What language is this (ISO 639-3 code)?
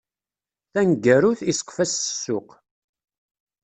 kab